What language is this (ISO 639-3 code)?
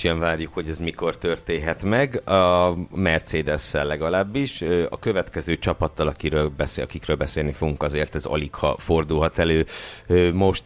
hun